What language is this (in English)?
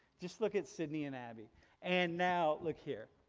English